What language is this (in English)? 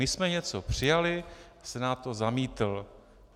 Czech